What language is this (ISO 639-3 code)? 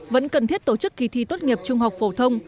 vie